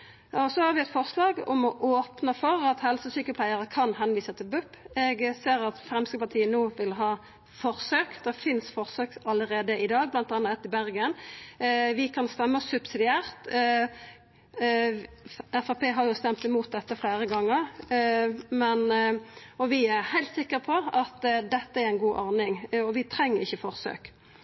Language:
Norwegian Nynorsk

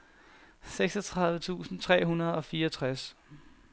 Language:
Danish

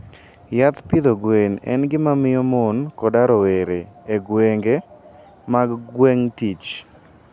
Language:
Luo (Kenya and Tanzania)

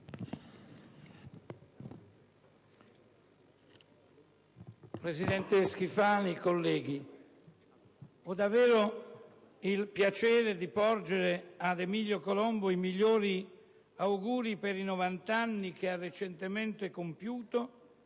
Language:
Italian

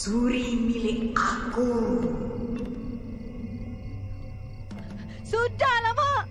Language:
Malay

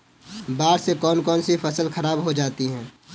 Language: Hindi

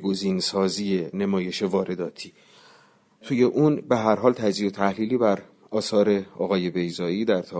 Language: Persian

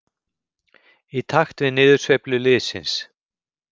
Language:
Icelandic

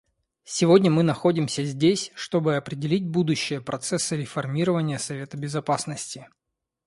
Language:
Russian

